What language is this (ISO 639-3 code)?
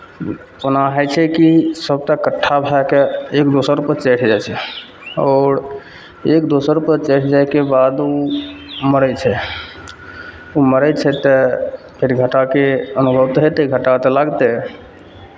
mai